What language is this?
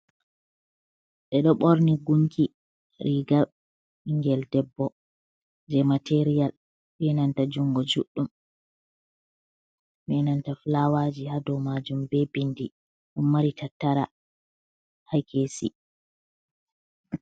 Fula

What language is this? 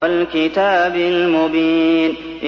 Arabic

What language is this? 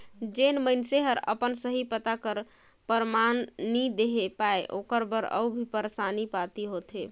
Chhattisgarhi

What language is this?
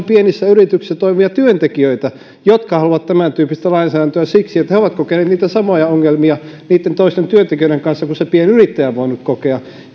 Finnish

